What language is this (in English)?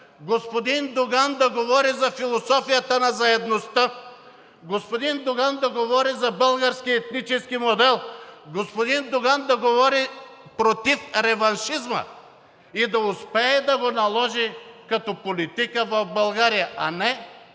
Bulgarian